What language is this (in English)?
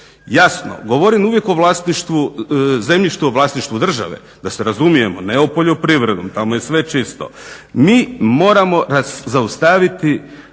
Croatian